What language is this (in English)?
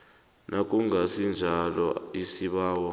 South Ndebele